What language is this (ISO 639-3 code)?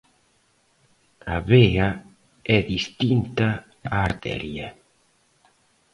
glg